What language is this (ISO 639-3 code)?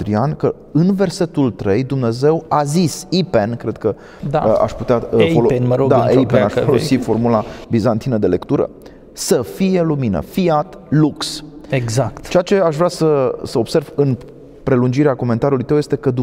ron